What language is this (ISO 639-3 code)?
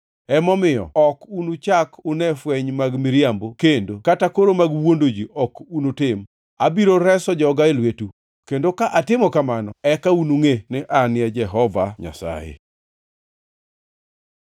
luo